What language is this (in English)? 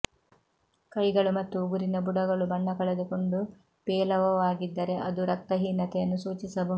Kannada